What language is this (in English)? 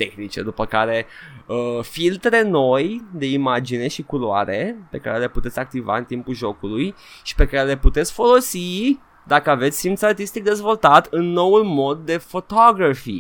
Romanian